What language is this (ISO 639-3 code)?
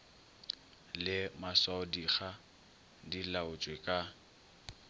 nso